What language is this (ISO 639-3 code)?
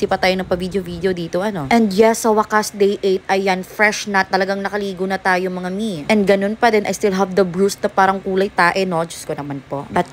fil